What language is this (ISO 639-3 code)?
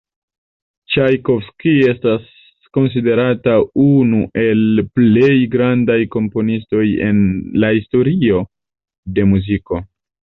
epo